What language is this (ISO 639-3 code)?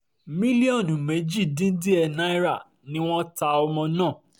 yor